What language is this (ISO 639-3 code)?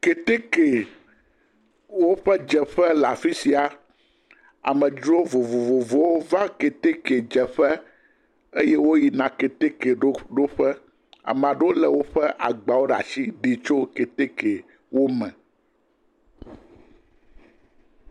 ewe